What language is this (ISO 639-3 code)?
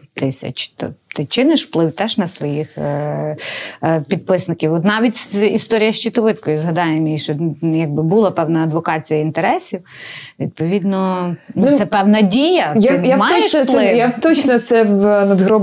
ukr